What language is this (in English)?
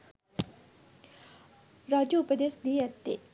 Sinhala